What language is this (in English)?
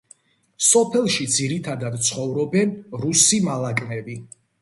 Georgian